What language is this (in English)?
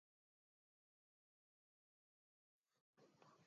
English